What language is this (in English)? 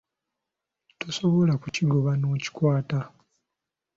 Ganda